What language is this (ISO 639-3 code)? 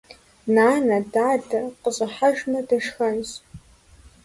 kbd